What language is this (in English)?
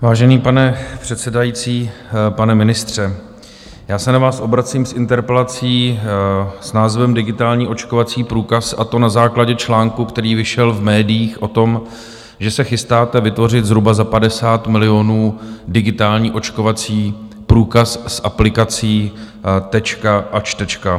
Czech